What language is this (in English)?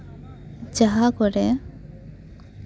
Santali